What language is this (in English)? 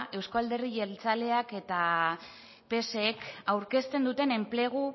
Basque